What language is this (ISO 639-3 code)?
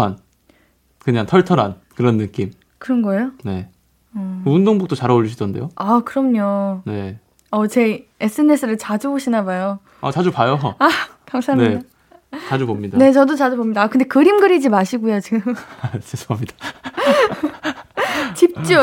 kor